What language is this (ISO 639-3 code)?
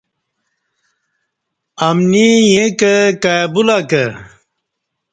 bsh